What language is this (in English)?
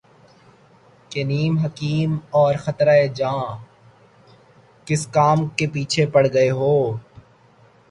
Urdu